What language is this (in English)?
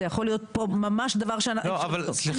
Hebrew